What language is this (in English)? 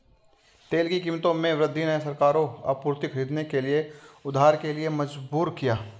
Hindi